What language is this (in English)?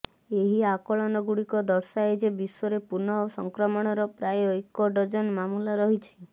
Odia